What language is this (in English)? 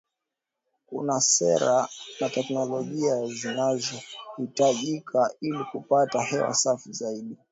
Swahili